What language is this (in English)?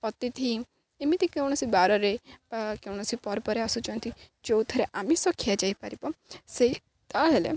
Odia